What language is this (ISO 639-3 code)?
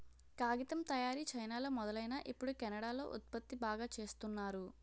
tel